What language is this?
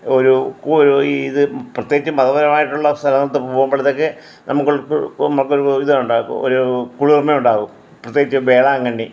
Malayalam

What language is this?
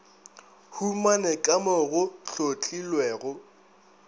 Northern Sotho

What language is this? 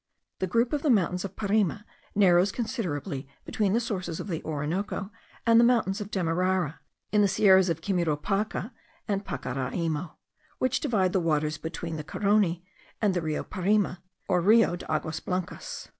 English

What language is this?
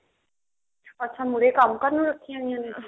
Punjabi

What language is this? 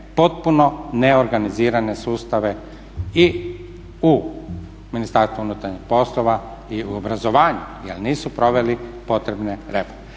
Croatian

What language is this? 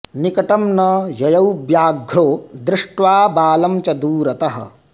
Sanskrit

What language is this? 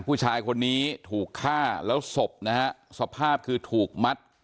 Thai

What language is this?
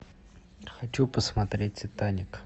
Russian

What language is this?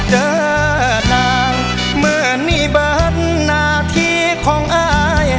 Thai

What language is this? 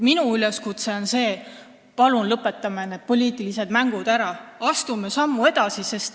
Estonian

